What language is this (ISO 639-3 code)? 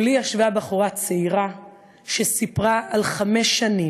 heb